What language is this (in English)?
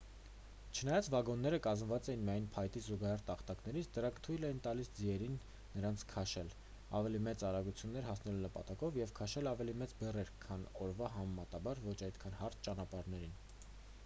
Armenian